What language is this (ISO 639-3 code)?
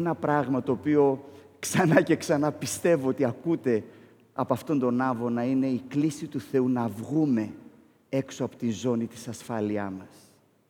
ell